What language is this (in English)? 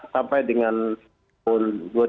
Indonesian